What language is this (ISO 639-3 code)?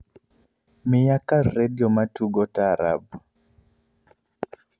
luo